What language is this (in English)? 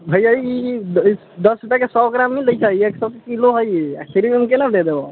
Maithili